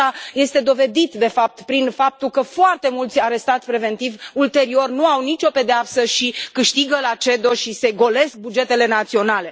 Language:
Romanian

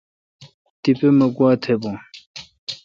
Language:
Kalkoti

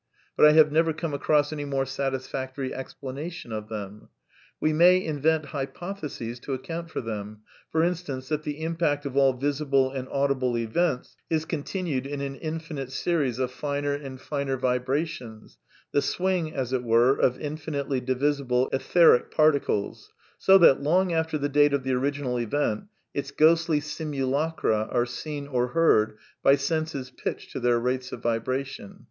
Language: English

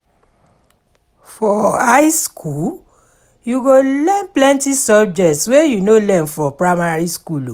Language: Nigerian Pidgin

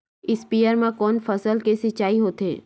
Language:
Chhattisgarhi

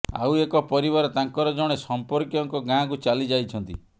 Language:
Odia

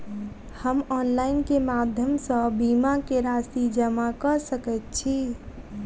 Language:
Maithili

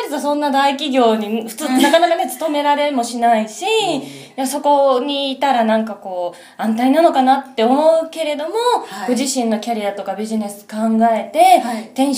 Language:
Japanese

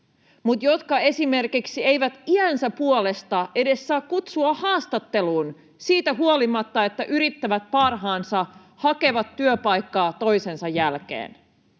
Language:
Finnish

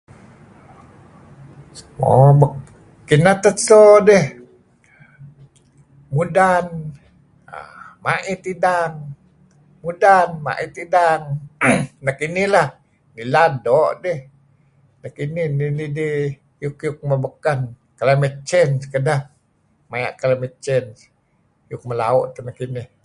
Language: Kelabit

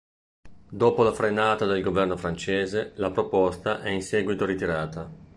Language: Italian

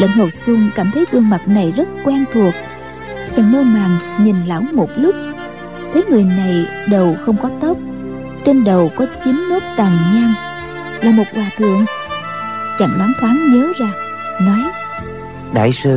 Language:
Vietnamese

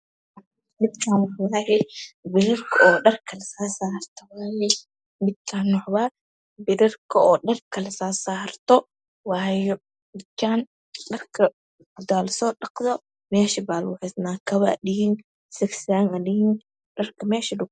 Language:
Somali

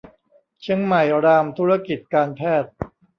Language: Thai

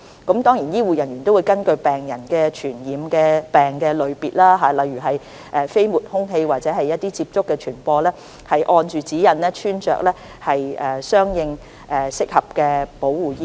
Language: Cantonese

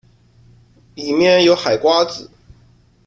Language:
Chinese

